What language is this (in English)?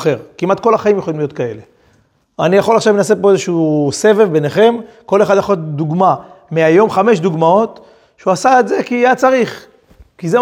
Hebrew